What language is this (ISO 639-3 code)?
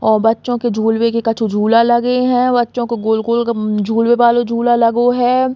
bns